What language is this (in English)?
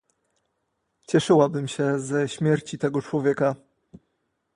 Polish